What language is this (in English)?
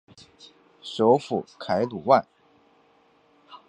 Chinese